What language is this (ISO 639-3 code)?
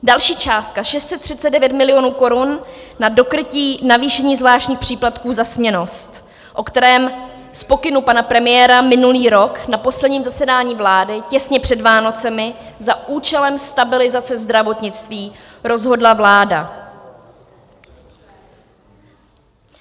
ces